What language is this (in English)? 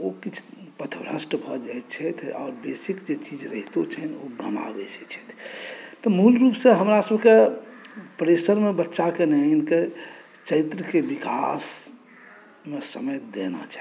Maithili